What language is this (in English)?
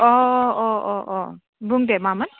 Bodo